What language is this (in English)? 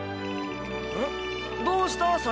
Japanese